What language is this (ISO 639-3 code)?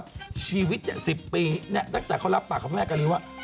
tha